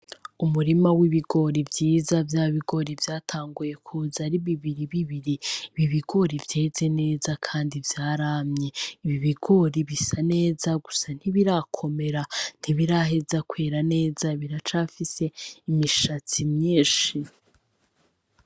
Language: Rundi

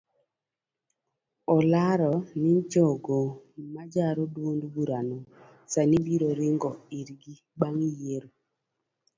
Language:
Luo (Kenya and Tanzania)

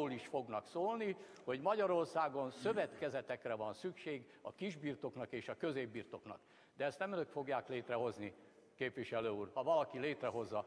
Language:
Hungarian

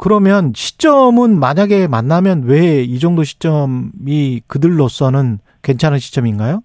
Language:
Korean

